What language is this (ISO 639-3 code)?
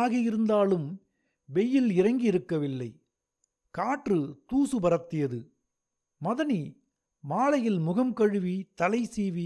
tam